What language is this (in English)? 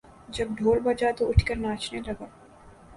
Urdu